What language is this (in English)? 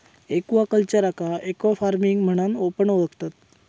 Marathi